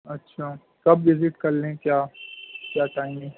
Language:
Urdu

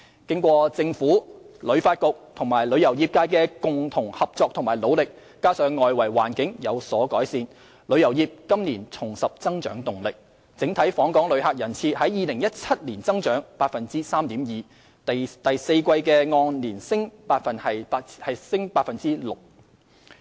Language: Cantonese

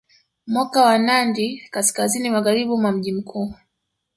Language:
Swahili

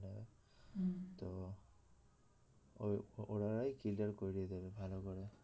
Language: Bangla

